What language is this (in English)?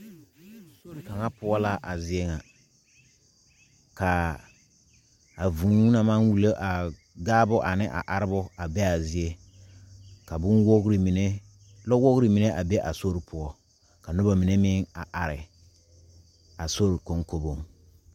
Southern Dagaare